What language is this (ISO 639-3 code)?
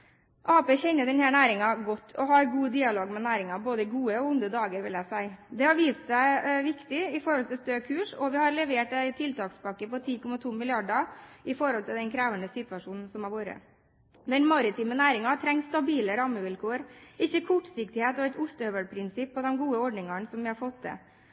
nob